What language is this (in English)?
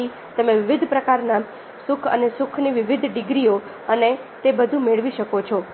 Gujarati